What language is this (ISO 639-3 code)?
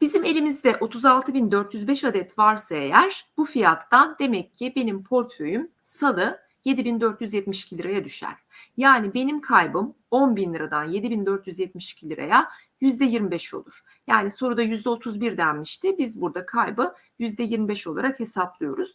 tur